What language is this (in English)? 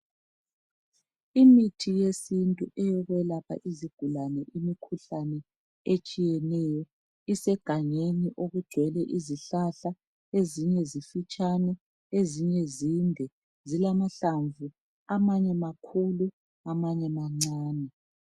North Ndebele